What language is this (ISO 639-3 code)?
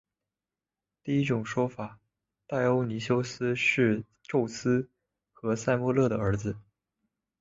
zho